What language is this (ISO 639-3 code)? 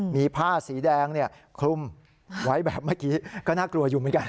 tha